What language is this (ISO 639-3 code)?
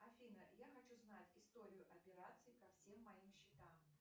rus